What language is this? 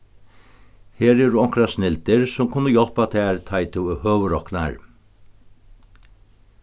Faroese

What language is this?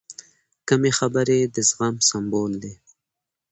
Pashto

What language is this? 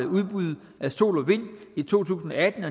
Danish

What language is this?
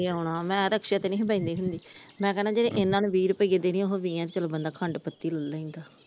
Punjabi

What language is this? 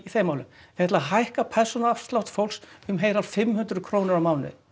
Icelandic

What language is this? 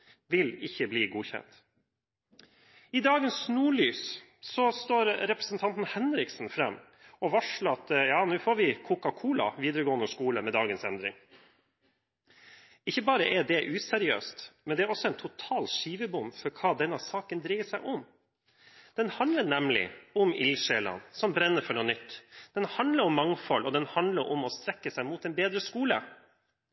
Norwegian Bokmål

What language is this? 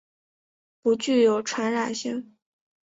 Chinese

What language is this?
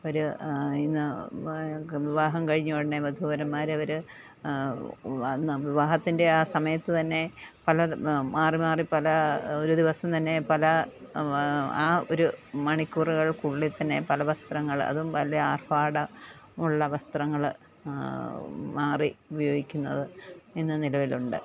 Malayalam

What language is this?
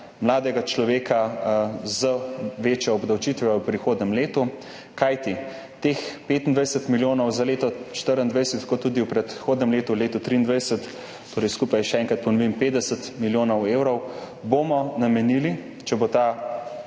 Slovenian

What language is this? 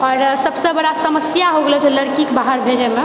Maithili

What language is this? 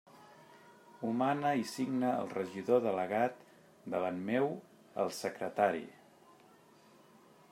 Catalan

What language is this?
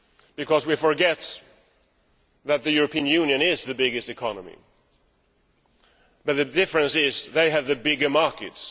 English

